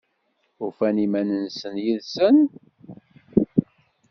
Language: Kabyle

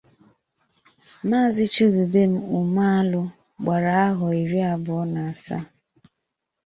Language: Igbo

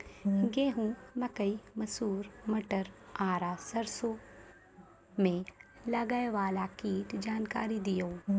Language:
Maithili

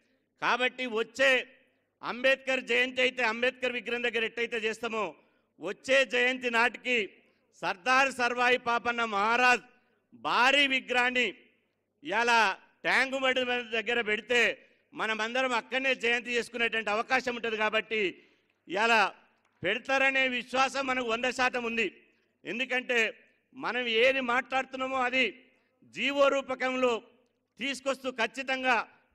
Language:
Telugu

